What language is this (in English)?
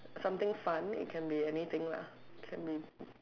English